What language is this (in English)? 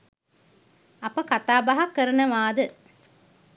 Sinhala